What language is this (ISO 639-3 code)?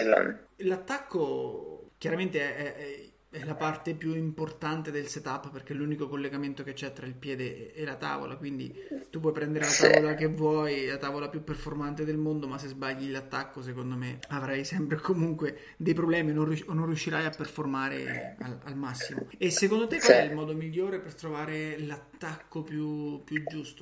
ita